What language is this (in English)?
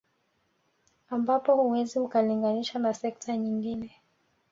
Swahili